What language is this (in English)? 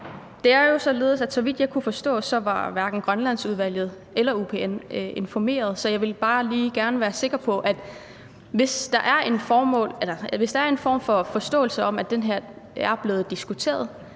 Danish